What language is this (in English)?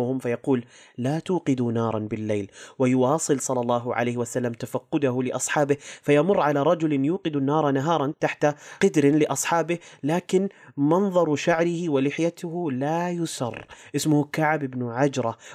Arabic